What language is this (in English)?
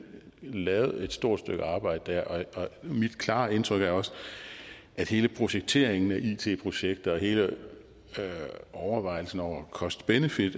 Danish